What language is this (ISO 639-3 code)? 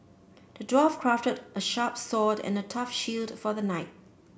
eng